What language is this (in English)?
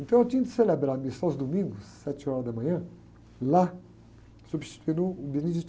Portuguese